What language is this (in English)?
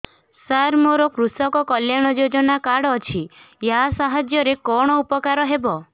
Odia